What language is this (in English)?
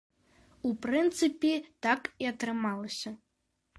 Belarusian